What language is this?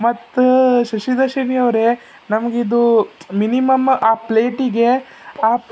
Kannada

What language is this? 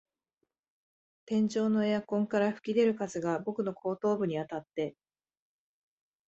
Japanese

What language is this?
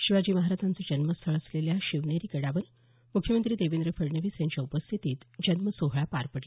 Marathi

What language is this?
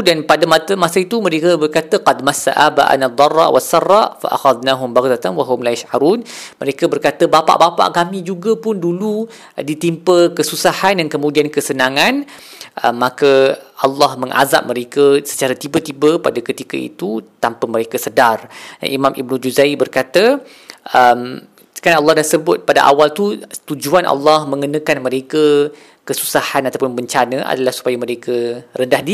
Malay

